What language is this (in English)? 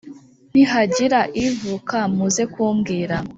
Kinyarwanda